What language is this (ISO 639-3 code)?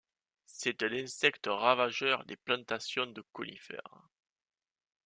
fra